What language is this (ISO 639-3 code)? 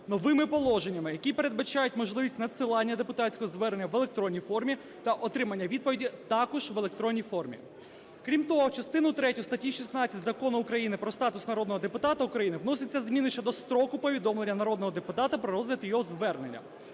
ukr